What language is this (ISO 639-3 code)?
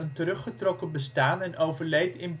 nld